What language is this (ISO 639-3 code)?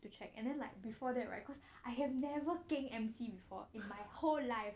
eng